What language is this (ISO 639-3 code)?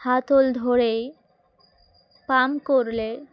ben